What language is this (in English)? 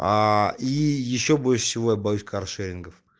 Russian